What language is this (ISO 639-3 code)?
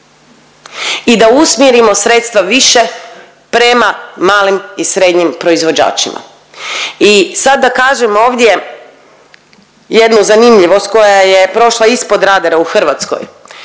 hrv